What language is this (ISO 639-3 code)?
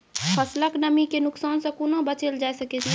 mai